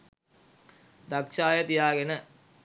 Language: Sinhala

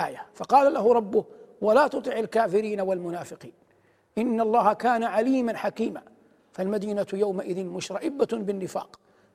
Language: Arabic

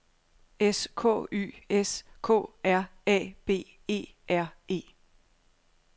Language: Danish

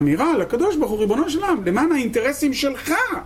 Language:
Hebrew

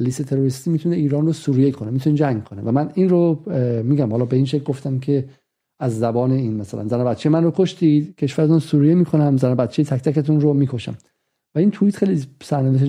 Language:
Persian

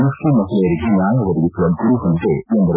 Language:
Kannada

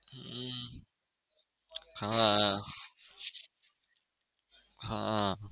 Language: Gujarati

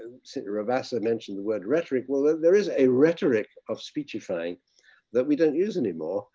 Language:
English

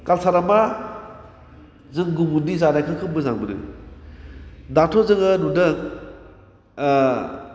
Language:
Bodo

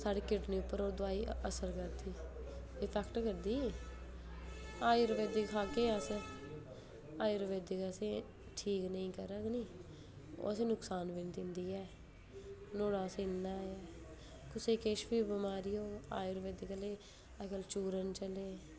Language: Dogri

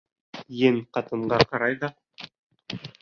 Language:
Bashkir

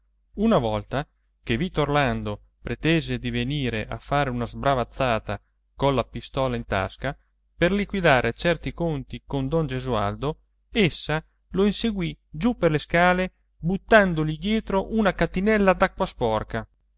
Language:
Italian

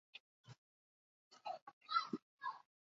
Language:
Basque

